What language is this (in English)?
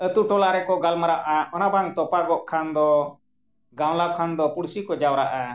Santali